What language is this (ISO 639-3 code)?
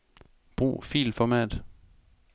dan